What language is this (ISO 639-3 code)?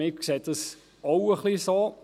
gsw